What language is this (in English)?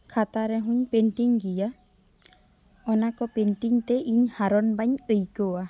Santali